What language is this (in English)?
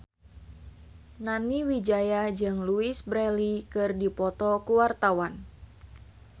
Sundanese